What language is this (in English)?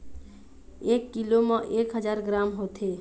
Chhattisgarhi